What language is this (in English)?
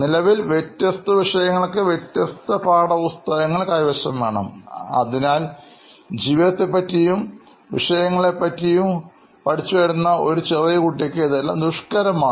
Malayalam